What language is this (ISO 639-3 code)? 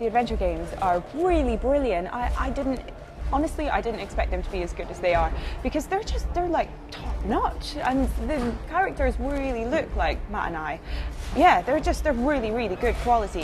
eng